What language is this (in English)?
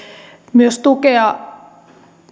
Finnish